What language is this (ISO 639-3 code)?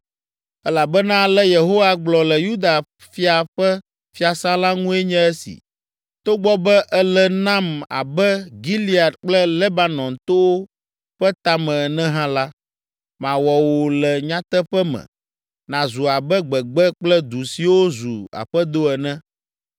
ewe